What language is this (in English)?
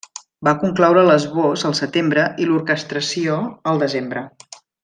Catalan